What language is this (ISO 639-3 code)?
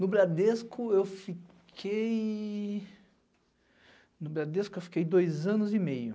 por